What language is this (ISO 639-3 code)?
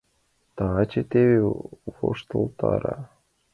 chm